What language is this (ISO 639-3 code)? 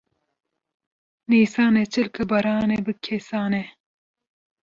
kur